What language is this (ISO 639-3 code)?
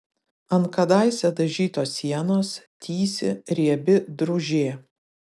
lit